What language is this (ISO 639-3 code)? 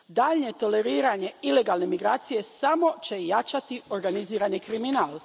hrv